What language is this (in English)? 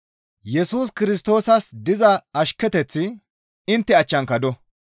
Gamo